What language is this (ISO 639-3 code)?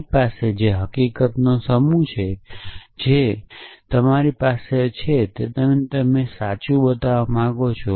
guj